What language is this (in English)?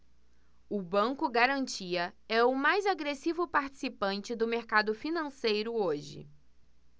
Portuguese